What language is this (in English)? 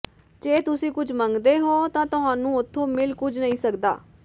Punjabi